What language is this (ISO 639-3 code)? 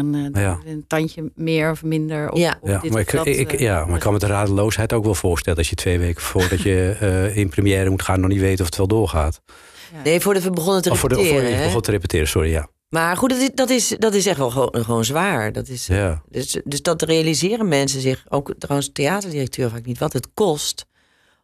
nld